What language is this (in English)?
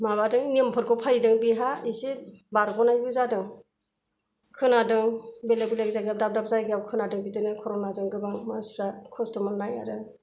Bodo